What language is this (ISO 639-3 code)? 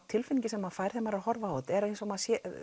isl